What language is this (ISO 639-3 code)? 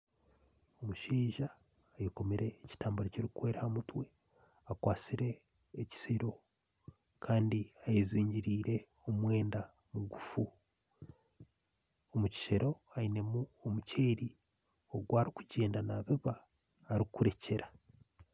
nyn